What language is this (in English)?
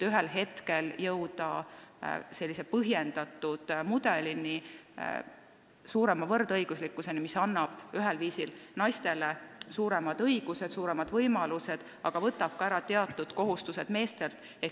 Estonian